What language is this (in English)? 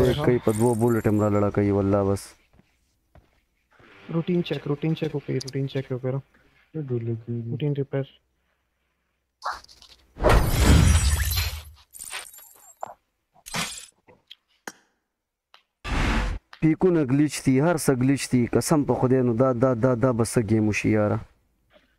Arabic